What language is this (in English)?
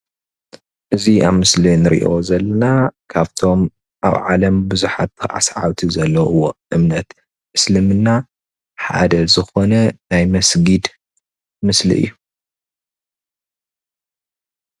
Tigrinya